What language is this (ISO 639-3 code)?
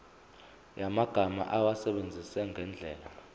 zul